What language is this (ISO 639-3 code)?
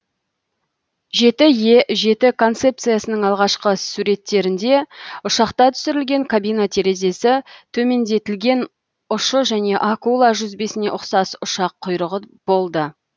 kaz